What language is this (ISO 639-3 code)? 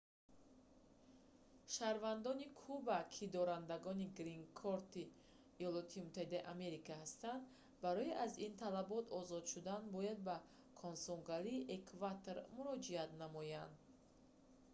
tgk